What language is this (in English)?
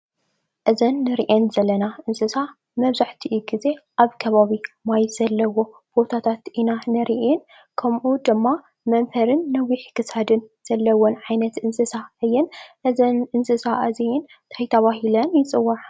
Tigrinya